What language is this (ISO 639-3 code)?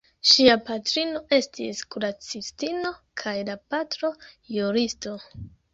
epo